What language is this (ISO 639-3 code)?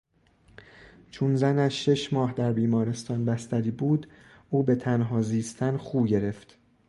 fas